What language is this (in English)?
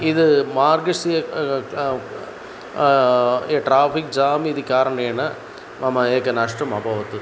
Sanskrit